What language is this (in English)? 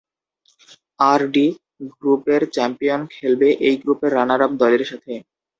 Bangla